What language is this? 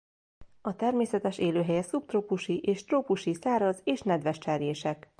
Hungarian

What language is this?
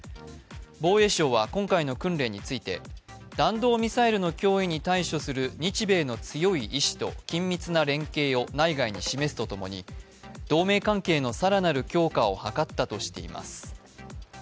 Japanese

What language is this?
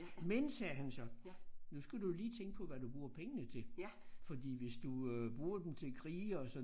Danish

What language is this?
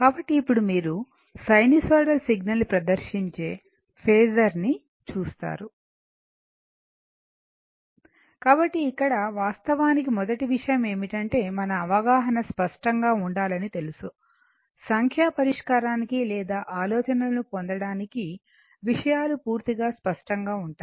Telugu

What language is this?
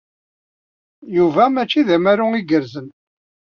Kabyle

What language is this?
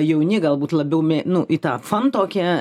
Lithuanian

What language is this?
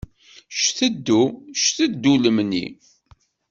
Kabyle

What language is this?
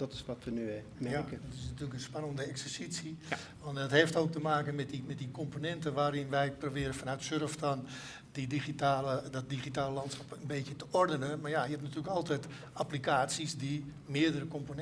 Dutch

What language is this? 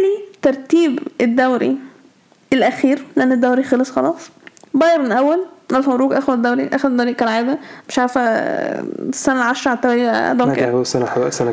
Arabic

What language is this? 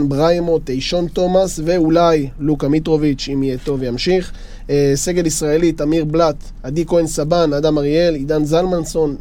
Hebrew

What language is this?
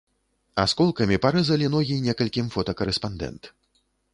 Belarusian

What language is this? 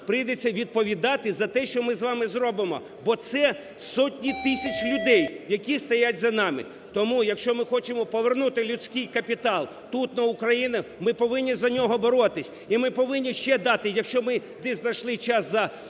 Ukrainian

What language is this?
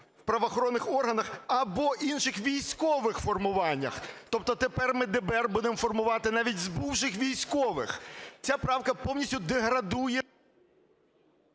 Ukrainian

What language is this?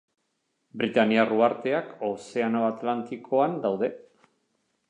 Basque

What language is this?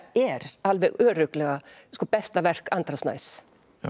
Icelandic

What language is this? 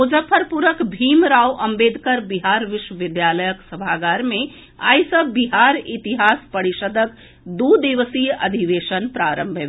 Maithili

